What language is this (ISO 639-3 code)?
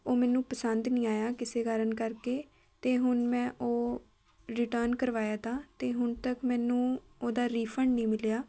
pan